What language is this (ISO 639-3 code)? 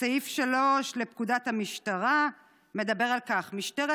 heb